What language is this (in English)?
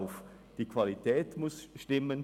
Swiss German